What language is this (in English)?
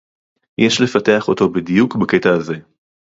Hebrew